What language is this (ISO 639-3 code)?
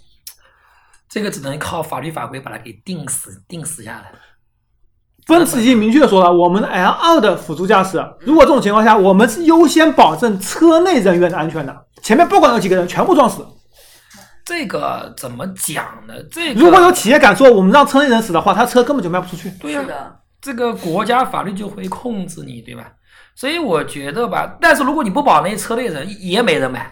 zho